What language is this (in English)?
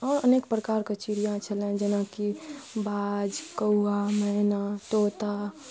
Maithili